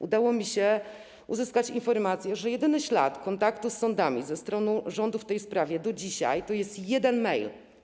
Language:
Polish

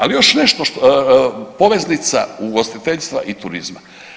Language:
Croatian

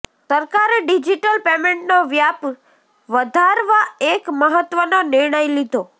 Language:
Gujarati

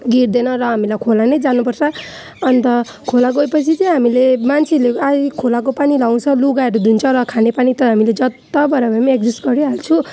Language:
Nepali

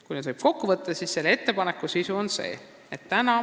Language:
Estonian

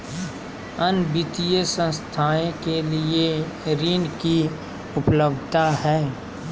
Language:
Magahi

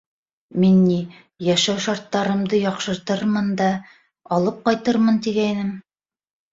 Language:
Bashkir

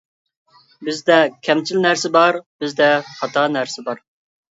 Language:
Uyghur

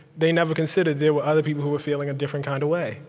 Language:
English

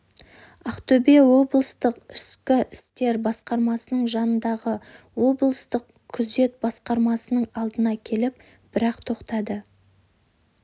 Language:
Kazakh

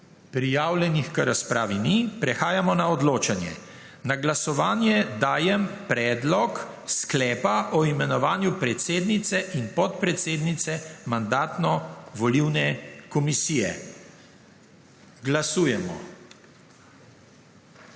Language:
Slovenian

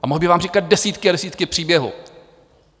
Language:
Czech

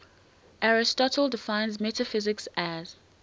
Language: English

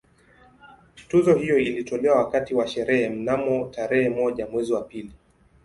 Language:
Swahili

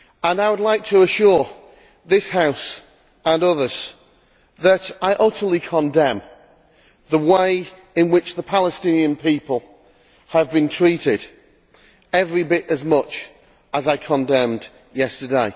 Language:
English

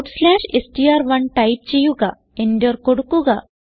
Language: Malayalam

